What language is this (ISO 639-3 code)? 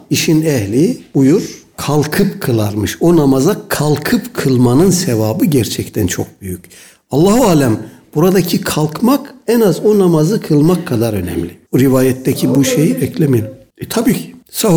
tur